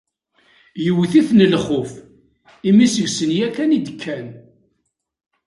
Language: Kabyle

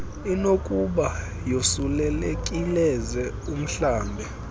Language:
Xhosa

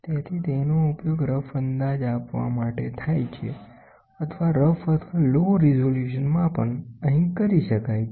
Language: Gujarati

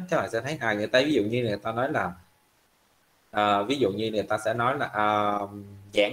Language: Vietnamese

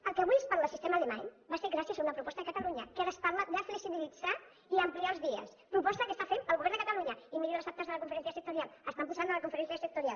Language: Catalan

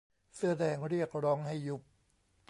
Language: Thai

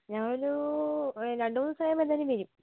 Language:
Malayalam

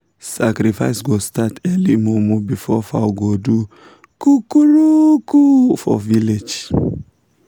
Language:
Nigerian Pidgin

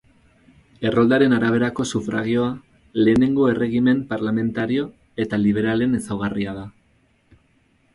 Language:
Basque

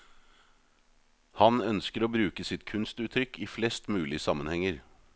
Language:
Norwegian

